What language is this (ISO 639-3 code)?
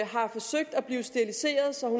dan